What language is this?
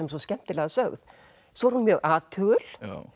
Icelandic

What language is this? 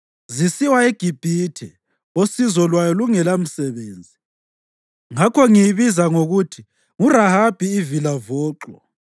North Ndebele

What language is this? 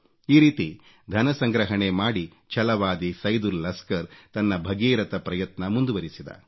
Kannada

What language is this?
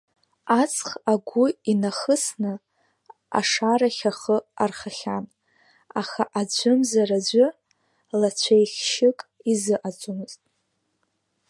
Abkhazian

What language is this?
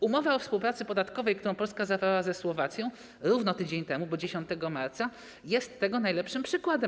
Polish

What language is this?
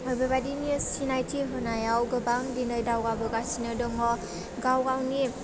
Bodo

